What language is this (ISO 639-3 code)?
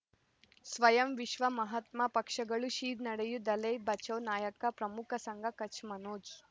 kan